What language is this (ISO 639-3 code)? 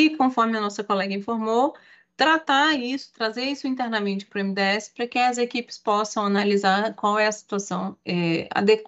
por